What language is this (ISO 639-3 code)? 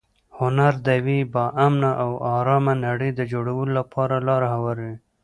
pus